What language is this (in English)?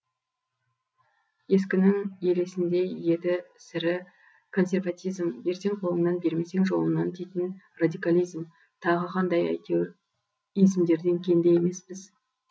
Kazakh